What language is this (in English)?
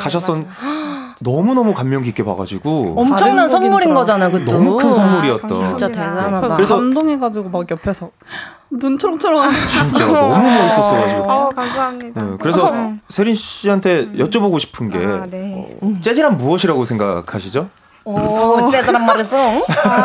Korean